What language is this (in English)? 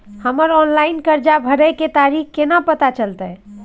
Maithili